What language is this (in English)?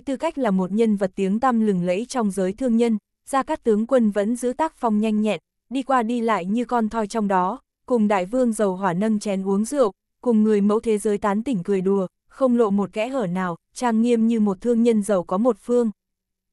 Vietnamese